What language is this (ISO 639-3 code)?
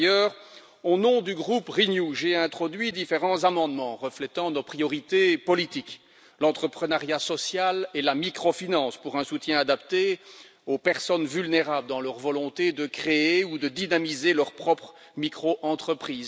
fra